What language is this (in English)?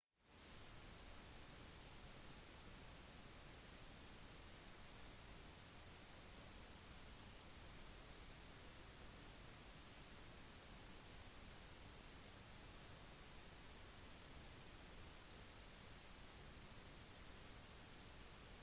Norwegian Bokmål